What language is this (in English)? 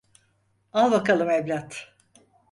Turkish